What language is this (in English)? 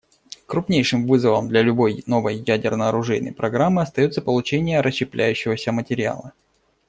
Russian